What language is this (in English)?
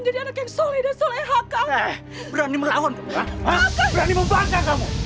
Indonesian